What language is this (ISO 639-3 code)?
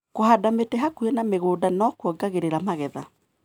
kik